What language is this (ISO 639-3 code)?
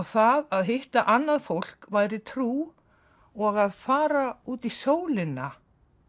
isl